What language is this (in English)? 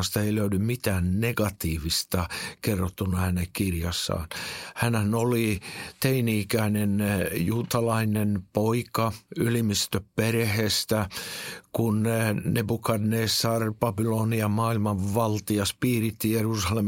Finnish